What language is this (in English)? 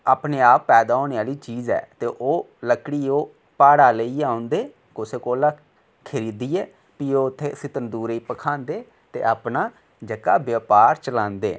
Dogri